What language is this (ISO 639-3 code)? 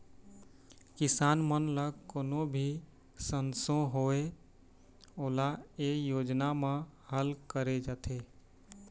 hne